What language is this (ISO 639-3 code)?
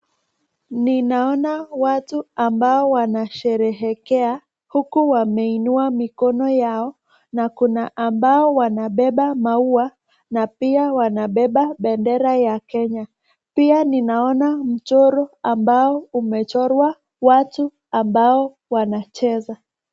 swa